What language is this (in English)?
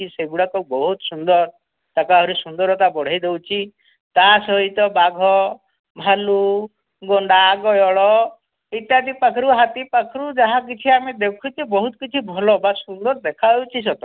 Odia